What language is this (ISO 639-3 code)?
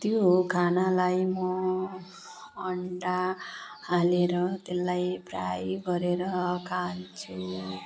nep